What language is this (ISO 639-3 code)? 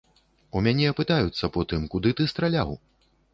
bel